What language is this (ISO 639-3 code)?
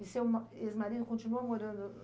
por